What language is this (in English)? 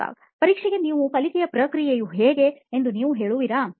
Kannada